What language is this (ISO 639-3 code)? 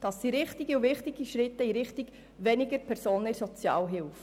gsw